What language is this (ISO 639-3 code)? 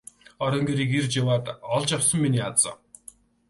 mon